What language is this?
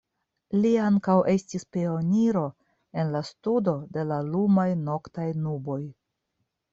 Esperanto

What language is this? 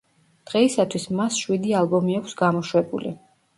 Georgian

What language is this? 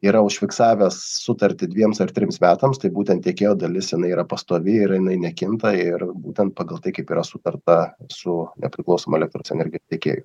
Lithuanian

